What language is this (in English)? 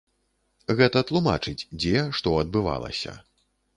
Belarusian